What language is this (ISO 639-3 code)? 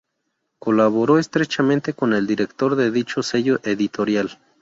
spa